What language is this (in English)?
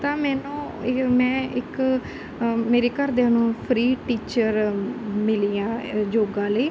Punjabi